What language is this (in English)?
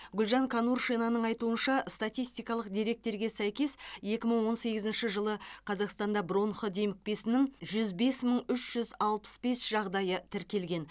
Kazakh